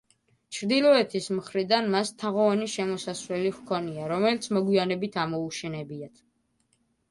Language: Georgian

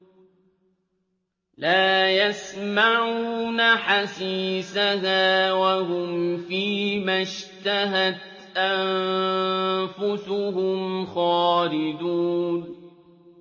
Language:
Arabic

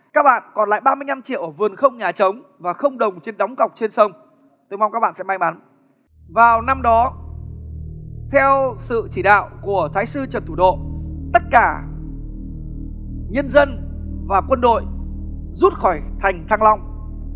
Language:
Vietnamese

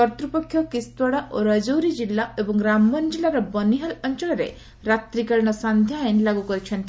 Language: Odia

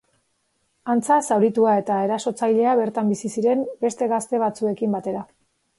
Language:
Basque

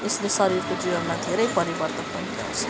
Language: Nepali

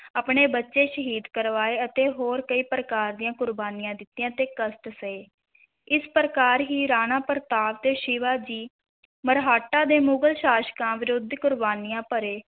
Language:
Punjabi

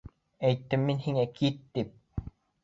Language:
Bashkir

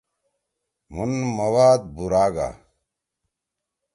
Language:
Torwali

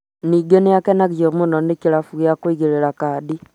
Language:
Kikuyu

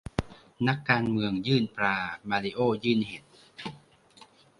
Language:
Thai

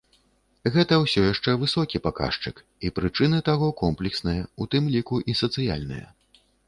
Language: Belarusian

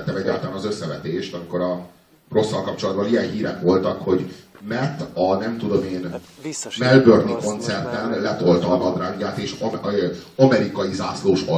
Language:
Hungarian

